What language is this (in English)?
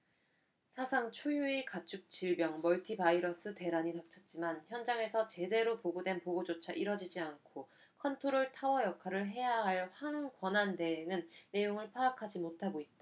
Korean